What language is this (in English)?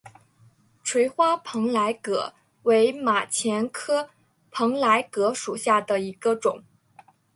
Chinese